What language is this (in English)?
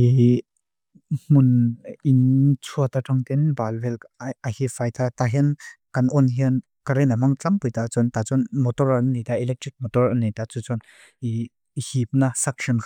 Mizo